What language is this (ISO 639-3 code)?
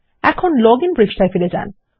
ben